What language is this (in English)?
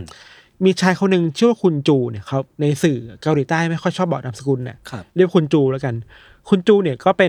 Thai